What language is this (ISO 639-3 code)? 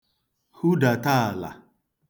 ibo